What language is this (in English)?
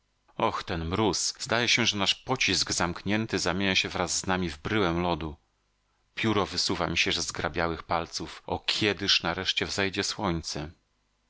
Polish